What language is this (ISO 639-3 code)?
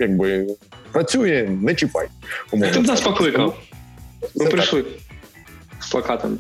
ukr